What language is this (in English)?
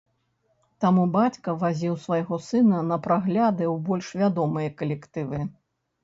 Belarusian